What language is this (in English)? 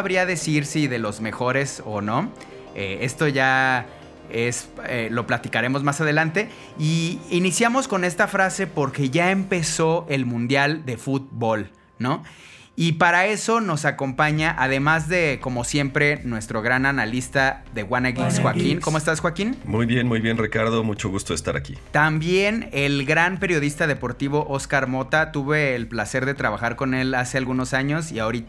Spanish